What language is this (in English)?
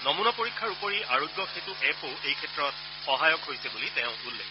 Assamese